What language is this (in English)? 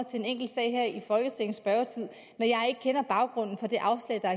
Danish